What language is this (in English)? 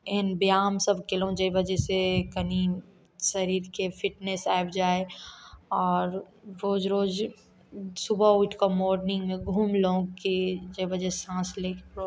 Maithili